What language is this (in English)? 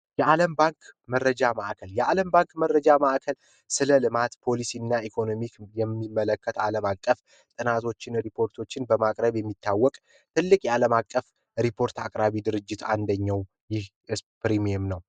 Amharic